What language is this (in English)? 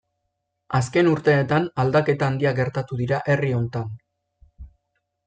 Basque